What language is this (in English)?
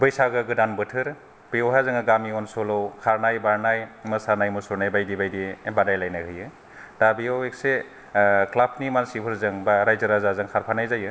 Bodo